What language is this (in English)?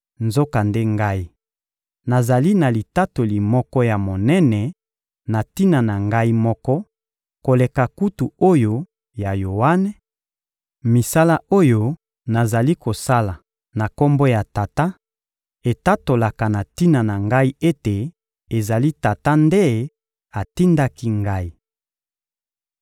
Lingala